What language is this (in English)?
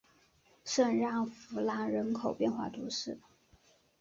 Chinese